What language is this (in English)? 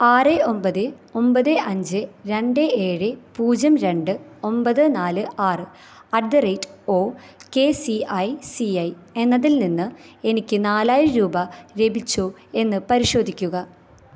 Malayalam